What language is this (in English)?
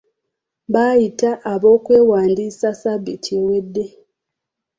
Ganda